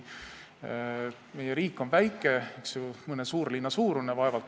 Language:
Estonian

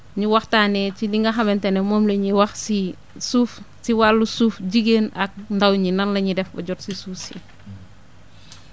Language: Wolof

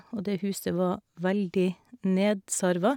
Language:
Norwegian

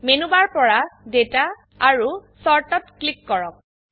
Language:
Assamese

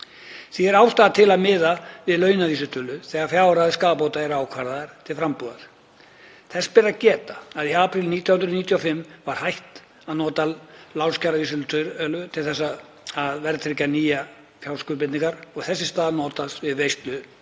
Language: Icelandic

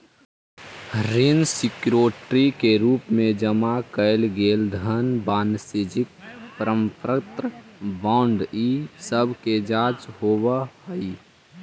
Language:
Magahi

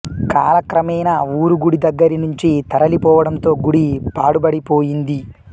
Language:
Telugu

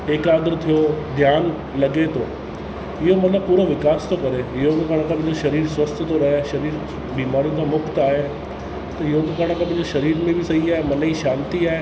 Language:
Sindhi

